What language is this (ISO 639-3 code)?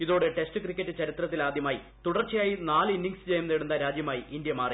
mal